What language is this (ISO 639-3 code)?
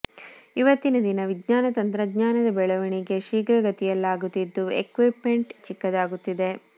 kan